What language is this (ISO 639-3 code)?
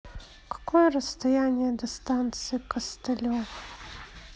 rus